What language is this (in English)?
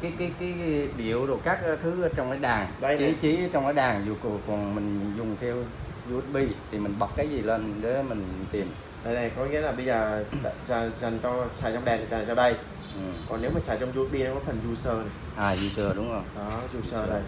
Vietnamese